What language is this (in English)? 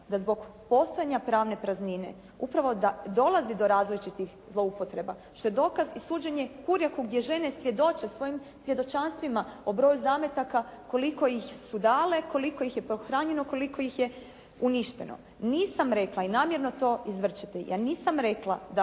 Croatian